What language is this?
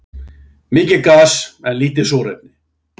Icelandic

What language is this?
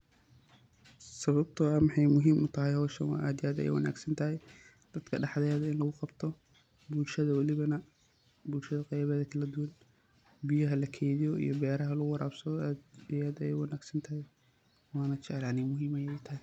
Somali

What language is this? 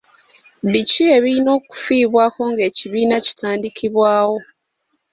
Ganda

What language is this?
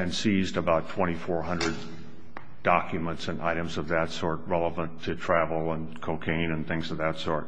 English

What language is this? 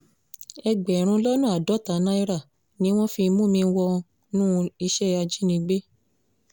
Yoruba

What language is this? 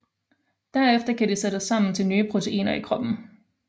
Danish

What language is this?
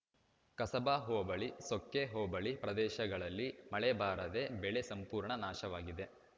Kannada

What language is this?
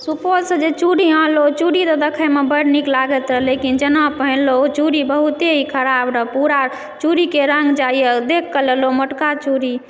Maithili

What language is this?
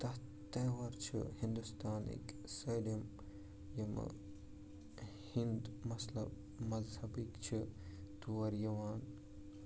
Kashmiri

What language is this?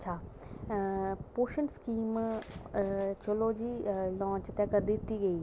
Dogri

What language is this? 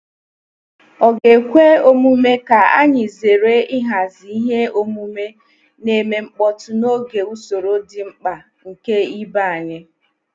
Igbo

